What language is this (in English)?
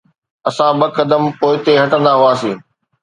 Sindhi